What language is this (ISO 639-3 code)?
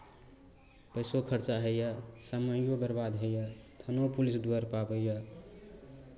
mai